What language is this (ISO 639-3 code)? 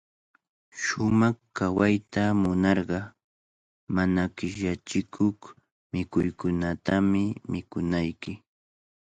qvl